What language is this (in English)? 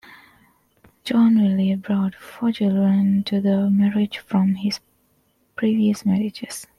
English